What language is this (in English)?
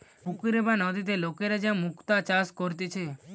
Bangla